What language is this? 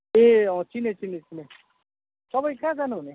Nepali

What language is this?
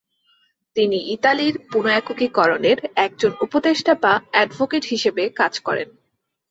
Bangla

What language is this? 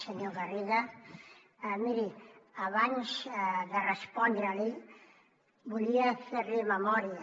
Catalan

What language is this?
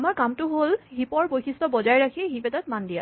Assamese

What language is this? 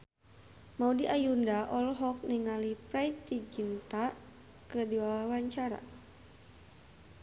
Sundanese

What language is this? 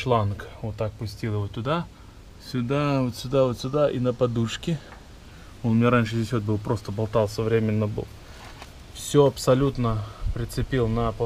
Russian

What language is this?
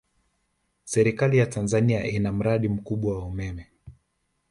Swahili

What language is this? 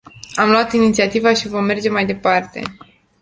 Romanian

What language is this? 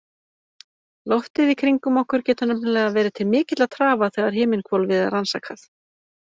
Icelandic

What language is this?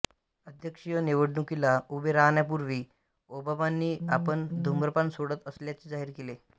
Marathi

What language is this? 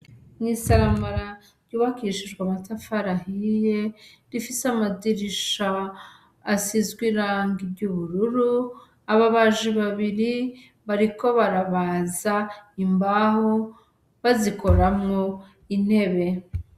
Rundi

